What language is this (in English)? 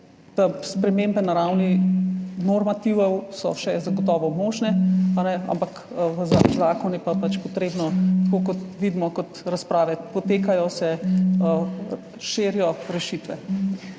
Slovenian